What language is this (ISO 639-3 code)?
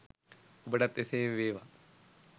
sin